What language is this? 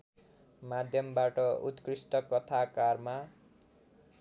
Nepali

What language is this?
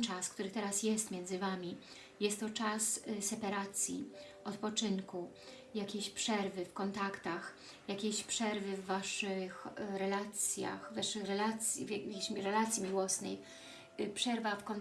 Polish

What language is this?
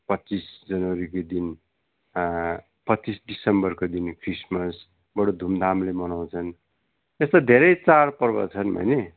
Nepali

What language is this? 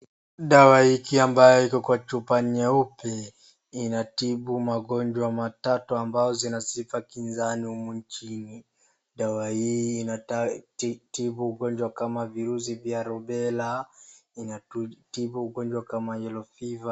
Swahili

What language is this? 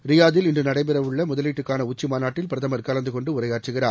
Tamil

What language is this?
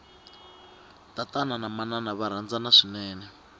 Tsonga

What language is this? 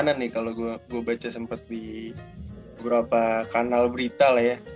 Indonesian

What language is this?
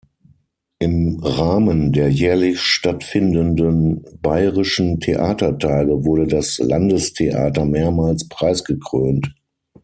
German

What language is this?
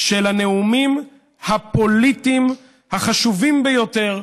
Hebrew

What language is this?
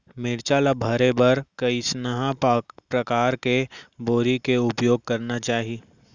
Chhattisgarhi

